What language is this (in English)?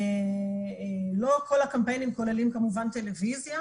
Hebrew